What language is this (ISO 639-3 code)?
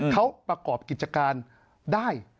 tha